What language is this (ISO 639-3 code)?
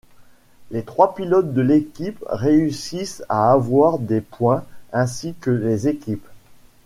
fra